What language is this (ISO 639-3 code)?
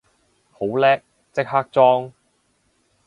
yue